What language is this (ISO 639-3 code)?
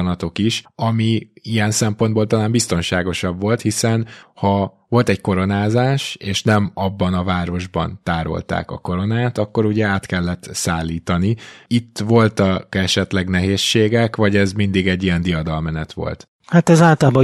hun